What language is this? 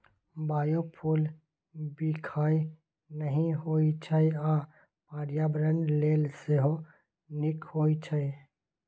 Maithili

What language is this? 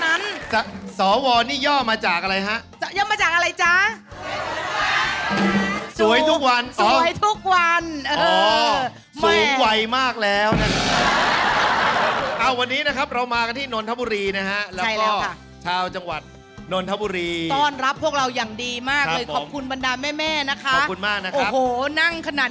Thai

